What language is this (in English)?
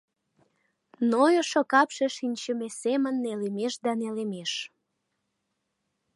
Mari